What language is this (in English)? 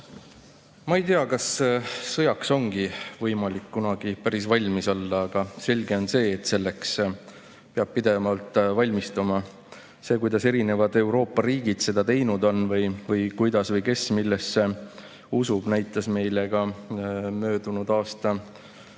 Estonian